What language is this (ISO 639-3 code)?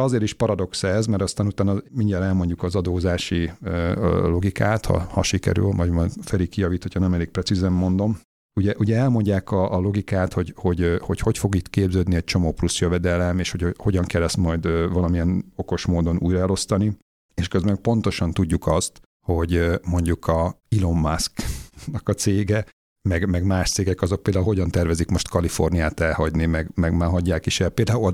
hun